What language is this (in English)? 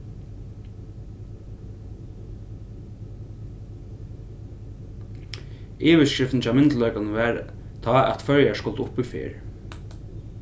Faroese